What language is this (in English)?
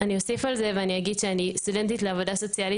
Hebrew